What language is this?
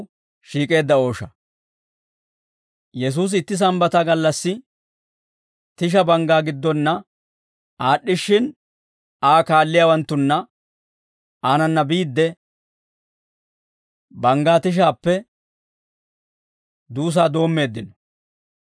Dawro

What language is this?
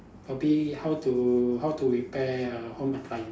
English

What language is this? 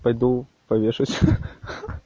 Russian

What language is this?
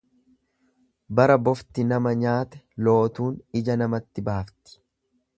Oromo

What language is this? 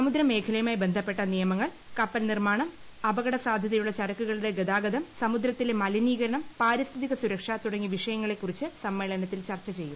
Malayalam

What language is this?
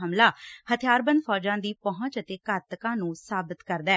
Punjabi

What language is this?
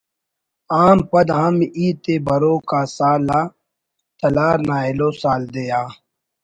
Brahui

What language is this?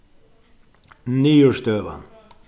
Faroese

